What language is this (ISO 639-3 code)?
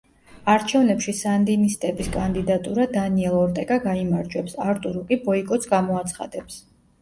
kat